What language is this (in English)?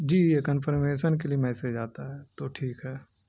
Urdu